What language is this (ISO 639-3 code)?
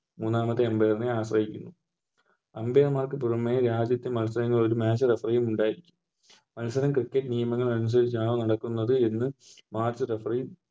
mal